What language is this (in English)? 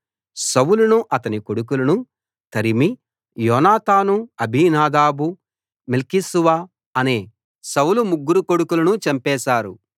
Telugu